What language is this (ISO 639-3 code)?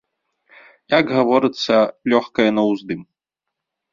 bel